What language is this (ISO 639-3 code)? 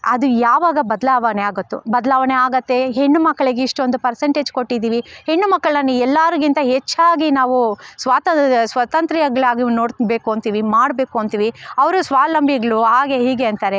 kan